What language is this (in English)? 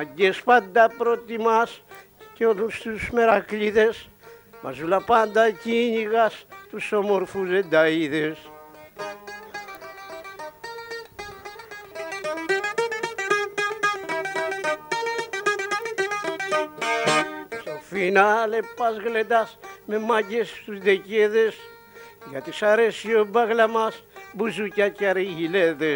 Greek